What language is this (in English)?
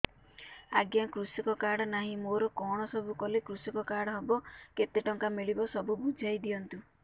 Odia